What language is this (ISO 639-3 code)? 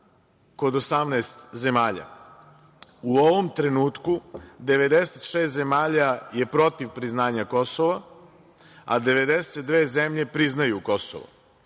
srp